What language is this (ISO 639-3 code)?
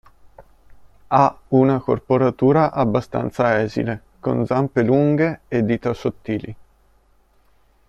ita